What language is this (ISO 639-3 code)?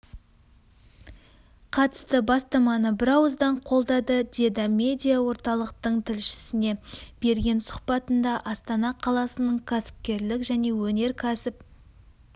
kaz